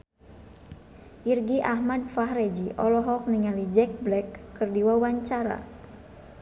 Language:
Sundanese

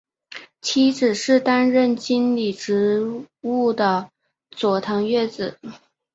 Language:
Chinese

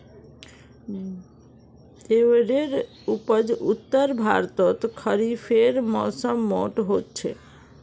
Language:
Magahi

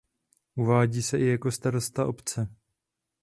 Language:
Czech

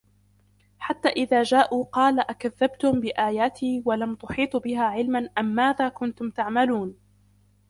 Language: Arabic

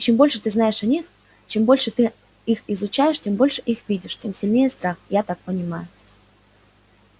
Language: Russian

